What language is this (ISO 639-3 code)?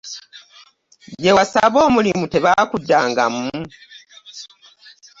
lug